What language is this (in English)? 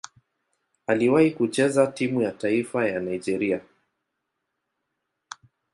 Swahili